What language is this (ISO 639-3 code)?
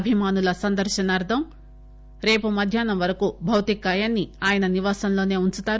tel